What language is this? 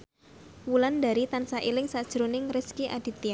Javanese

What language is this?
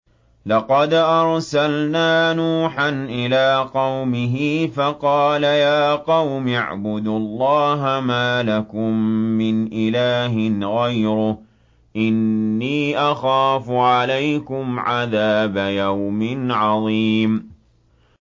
Arabic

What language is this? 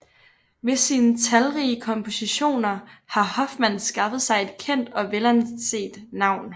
Danish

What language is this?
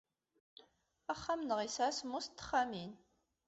Kabyle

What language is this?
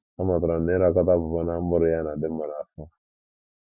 Igbo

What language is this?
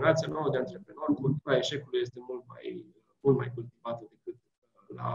Romanian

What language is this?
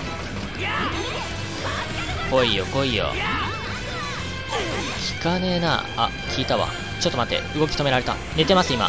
Japanese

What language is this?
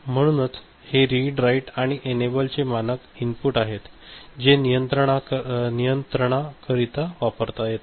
Marathi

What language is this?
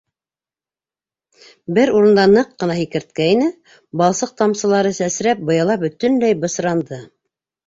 Bashkir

